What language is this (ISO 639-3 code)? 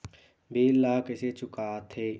hne